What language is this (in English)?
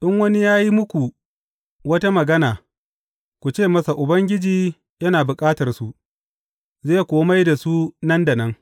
Hausa